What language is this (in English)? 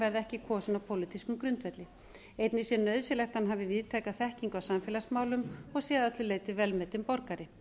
Icelandic